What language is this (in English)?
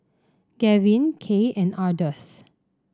English